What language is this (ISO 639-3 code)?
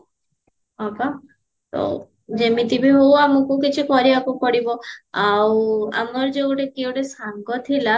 ori